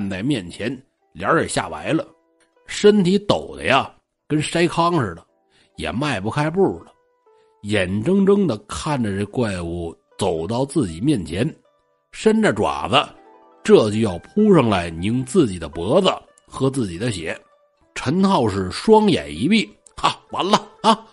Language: Chinese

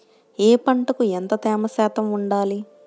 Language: Telugu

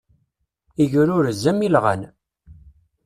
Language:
Kabyle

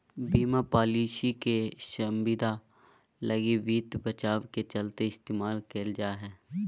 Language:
Magahi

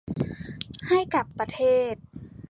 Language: Thai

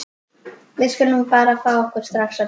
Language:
Icelandic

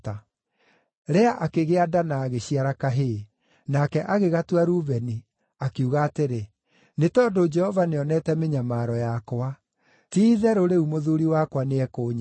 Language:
Kikuyu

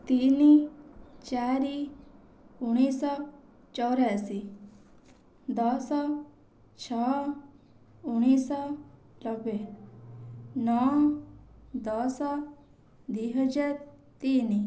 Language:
Odia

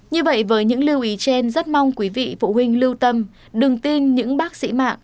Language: Vietnamese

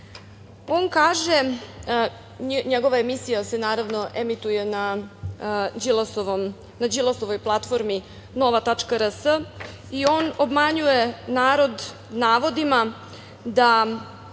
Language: Serbian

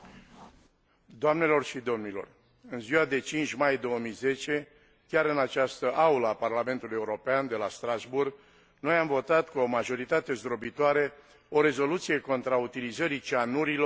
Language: Romanian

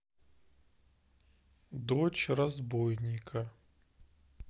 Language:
Russian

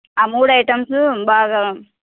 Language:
Telugu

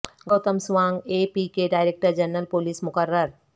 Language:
Urdu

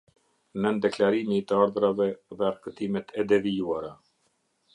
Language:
Albanian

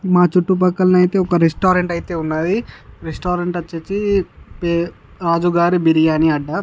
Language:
Telugu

